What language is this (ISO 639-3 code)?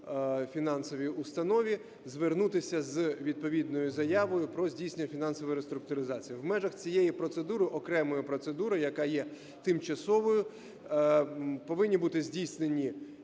ukr